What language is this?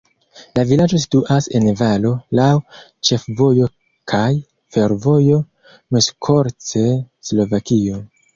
Esperanto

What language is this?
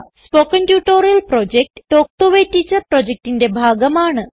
Malayalam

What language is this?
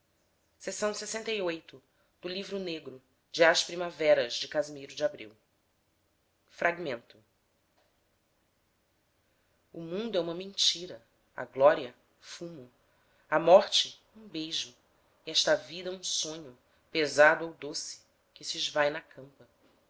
Portuguese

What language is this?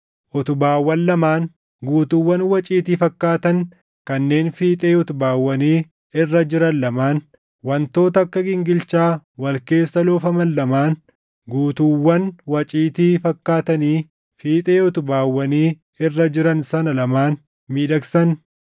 Oromo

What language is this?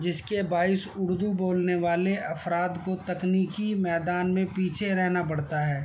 Urdu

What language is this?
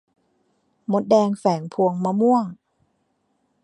Thai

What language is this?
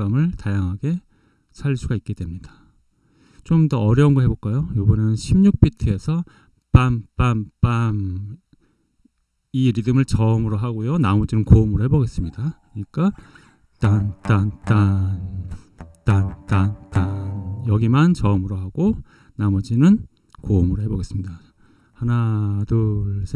Korean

